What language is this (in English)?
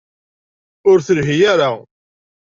Kabyle